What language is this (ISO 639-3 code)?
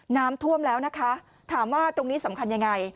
tha